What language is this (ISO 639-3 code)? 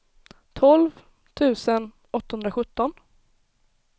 swe